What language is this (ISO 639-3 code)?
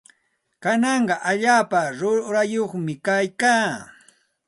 qxt